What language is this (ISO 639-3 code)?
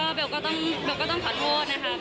tha